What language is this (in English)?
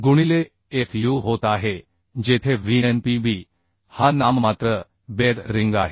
Marathi